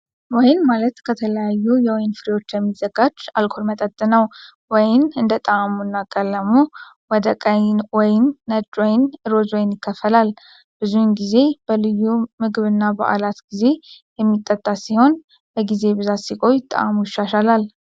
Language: Amharic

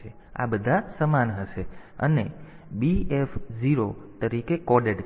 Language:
Gujarati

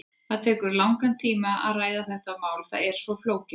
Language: Icelandic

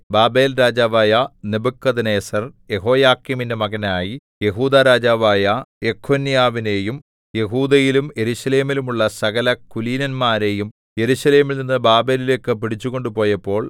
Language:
Malayalam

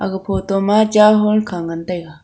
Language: Wancho Naga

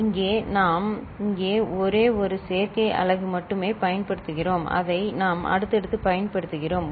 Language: Tamil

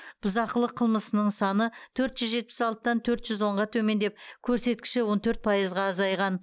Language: Kazakh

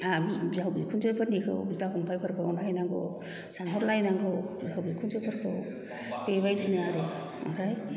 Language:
Bodo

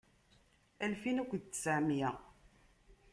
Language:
Kabyle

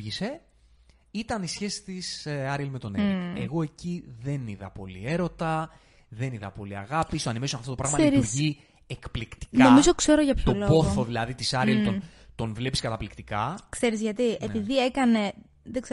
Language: Greek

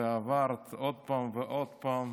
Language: Hebrew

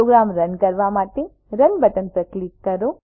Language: Gujarati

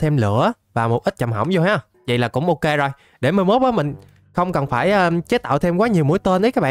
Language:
Vietnamese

